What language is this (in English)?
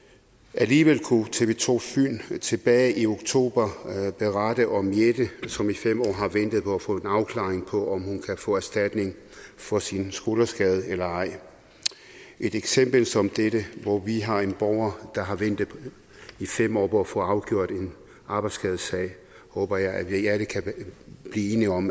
Danish